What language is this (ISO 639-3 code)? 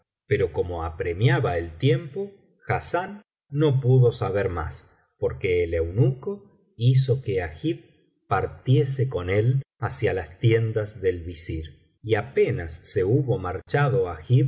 spa